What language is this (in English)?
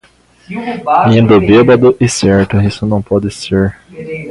Portuguese